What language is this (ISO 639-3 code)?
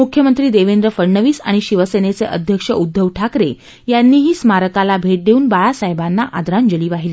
mar